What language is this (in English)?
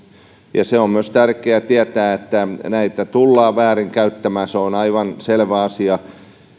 Finnish